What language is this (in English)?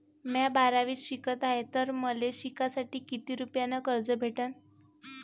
Marathi